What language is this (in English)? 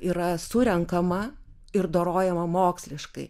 Lithuanian